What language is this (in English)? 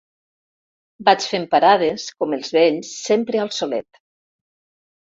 Catalan